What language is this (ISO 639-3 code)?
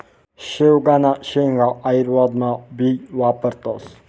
mar